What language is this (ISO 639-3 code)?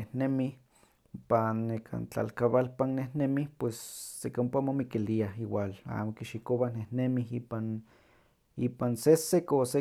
nhq